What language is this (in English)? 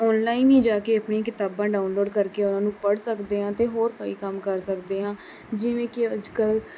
Punjabi